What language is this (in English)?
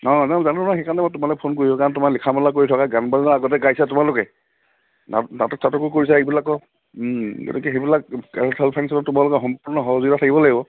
Assamese